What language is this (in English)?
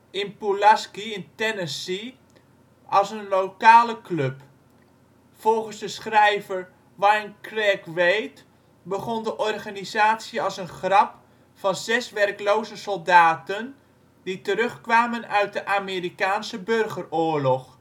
Dutch